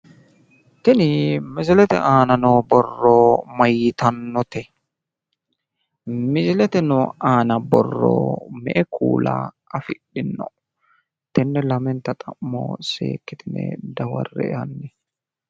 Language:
Sidamo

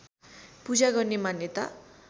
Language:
Nepali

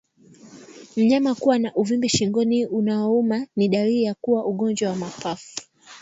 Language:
Swahili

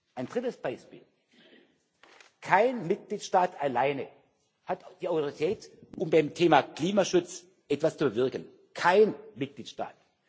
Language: German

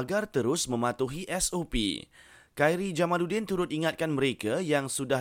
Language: Malay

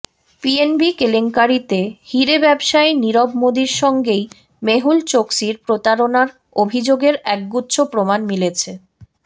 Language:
Bangla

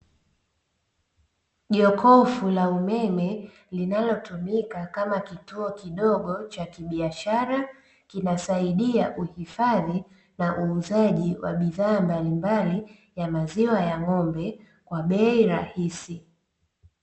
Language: Swahili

